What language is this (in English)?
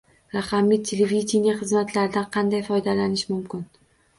Uzbek